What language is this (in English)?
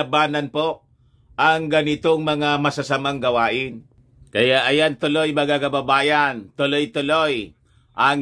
Filipino